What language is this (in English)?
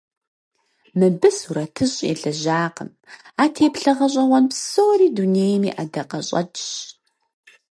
Kabardian